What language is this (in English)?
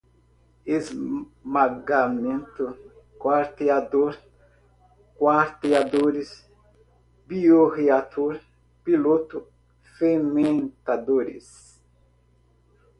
Portuguese